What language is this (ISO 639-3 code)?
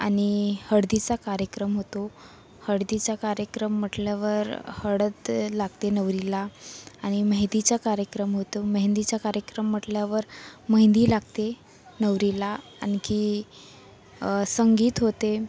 mar